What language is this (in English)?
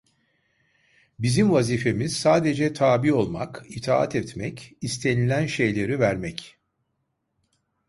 Turkish